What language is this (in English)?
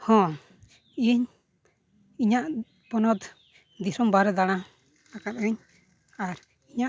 Santali